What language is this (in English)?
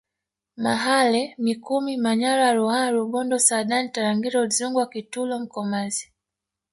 Swahili